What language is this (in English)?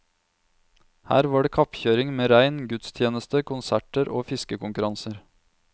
Norwegian